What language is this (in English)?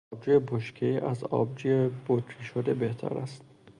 Persian